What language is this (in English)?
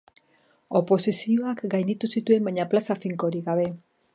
Basque